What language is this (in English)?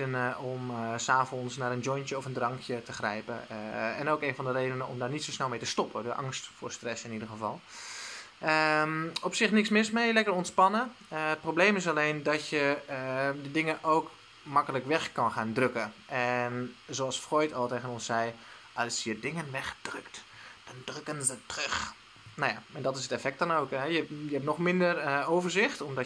Dutch